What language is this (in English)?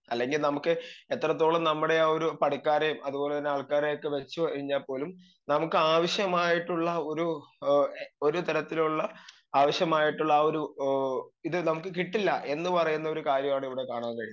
Malayalam